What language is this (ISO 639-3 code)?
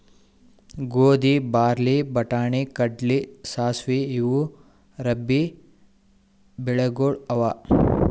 kan